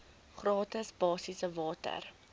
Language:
Afrikaans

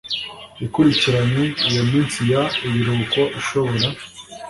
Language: Kinyarwanda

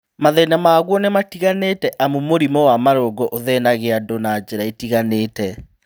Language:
Kikuyu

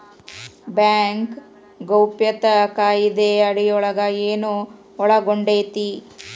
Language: Kannada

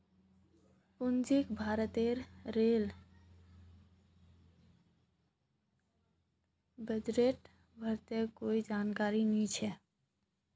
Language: Magahi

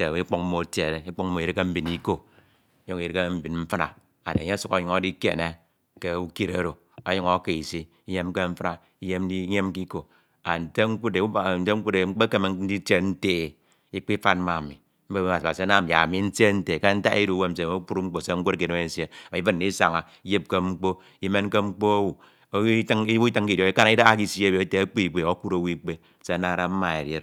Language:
Ito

